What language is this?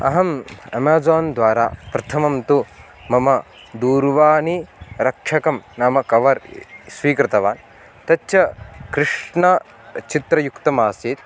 Sanskrit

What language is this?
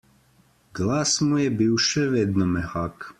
Slovenian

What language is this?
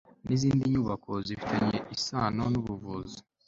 Kinyarwanda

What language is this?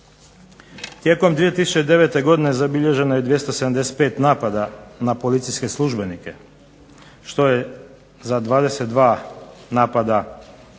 Croatian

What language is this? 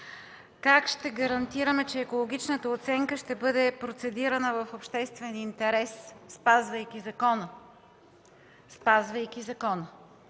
Bulgarian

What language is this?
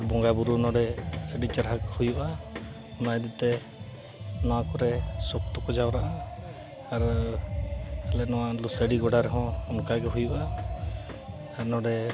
Santali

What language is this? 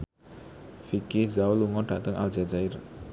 Javanese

